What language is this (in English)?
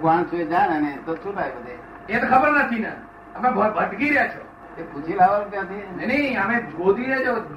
Gujarati